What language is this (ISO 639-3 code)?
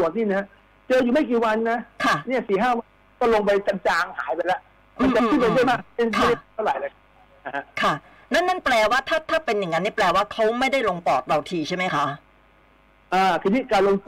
tha